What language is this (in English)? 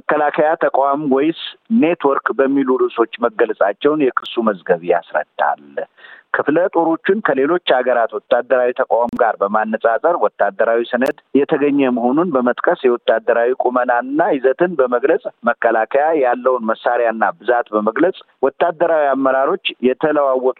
Amharic